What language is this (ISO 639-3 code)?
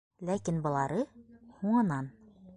bak